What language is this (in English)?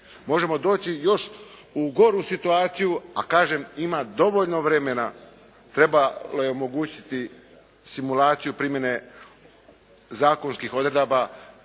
Croatian